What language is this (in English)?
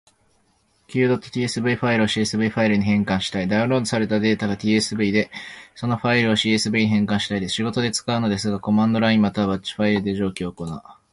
Japanese